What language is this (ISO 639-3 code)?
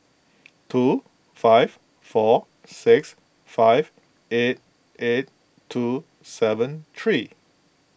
eng